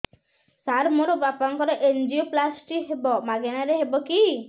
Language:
Odia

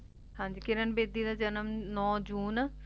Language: Punjabi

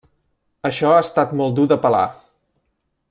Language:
Catalan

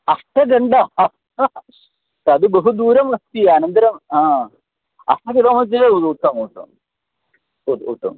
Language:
Sanskrit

